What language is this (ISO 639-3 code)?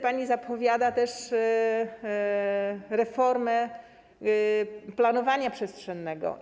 pol